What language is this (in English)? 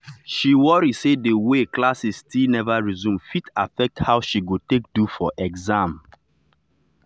Nigerian Pidgin